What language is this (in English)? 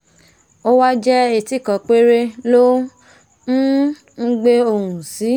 Yoruba